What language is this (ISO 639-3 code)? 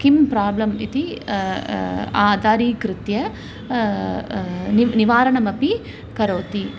san